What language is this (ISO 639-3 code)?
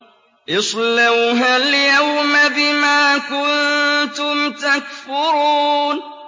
ara